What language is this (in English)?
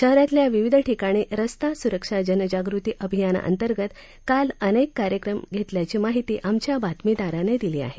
Marathi